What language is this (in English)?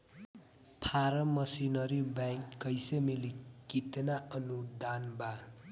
Bhojpuri